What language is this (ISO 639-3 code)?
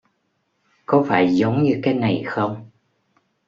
vie